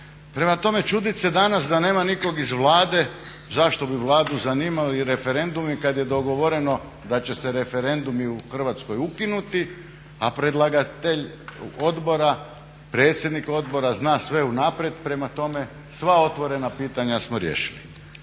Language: Croatian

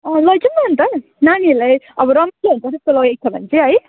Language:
Nepali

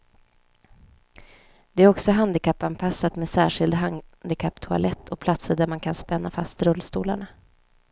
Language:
Swedish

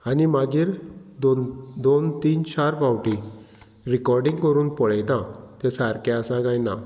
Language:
Konkani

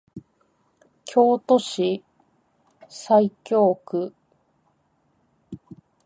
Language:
Japanese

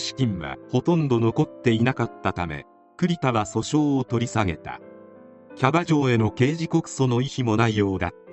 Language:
Japanese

